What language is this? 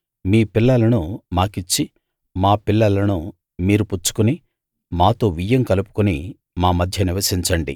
Telugu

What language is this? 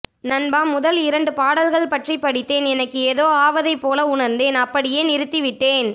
Tamil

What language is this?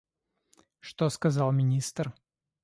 Russian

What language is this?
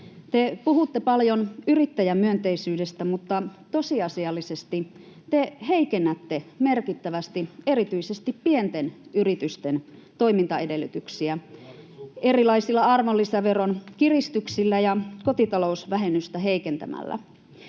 Finnish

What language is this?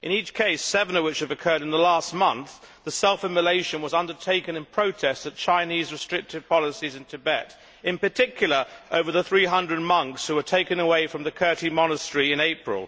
English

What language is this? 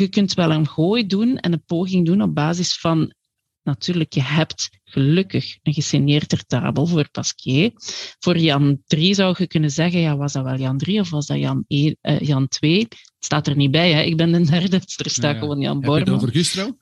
Dutch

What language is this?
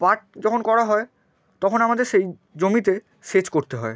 Bangla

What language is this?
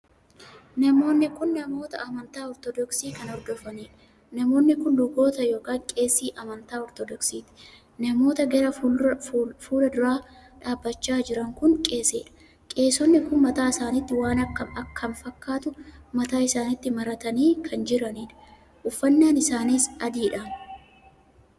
Oromo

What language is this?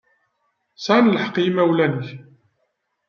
Kabyle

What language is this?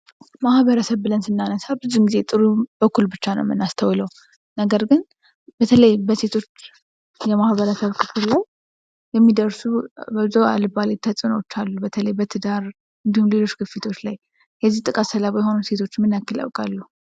Amharic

